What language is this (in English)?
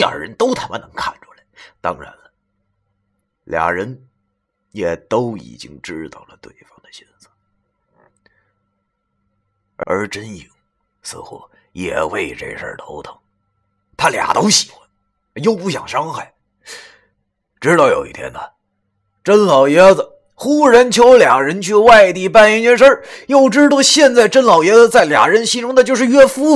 Chinese